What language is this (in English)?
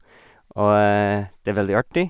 Norwegian